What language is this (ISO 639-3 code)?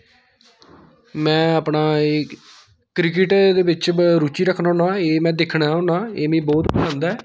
doi